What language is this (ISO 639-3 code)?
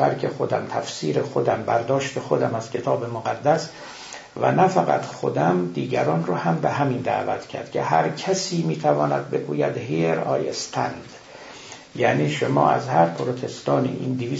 fas